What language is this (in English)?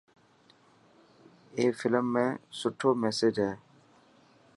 Dhatki